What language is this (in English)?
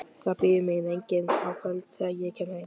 Icelandic